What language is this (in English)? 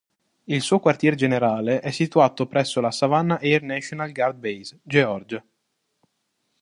Italian